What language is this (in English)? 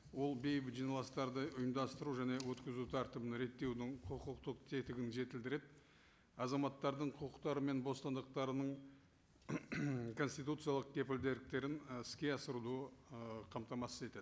Kazakh